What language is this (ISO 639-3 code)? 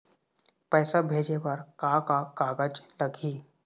hne